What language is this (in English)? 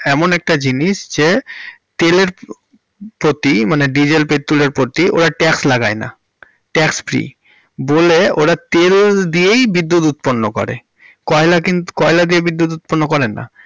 Bangla